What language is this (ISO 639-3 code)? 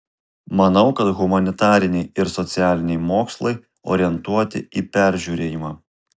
lit